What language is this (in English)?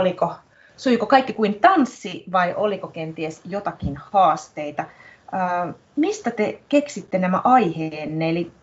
Finnish